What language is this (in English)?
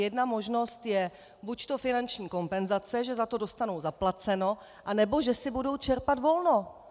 Czech